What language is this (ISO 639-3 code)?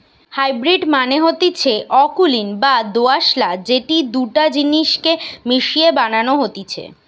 ben